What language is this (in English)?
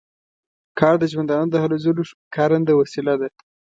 Pashto